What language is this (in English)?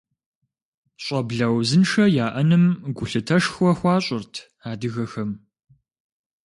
Kabardian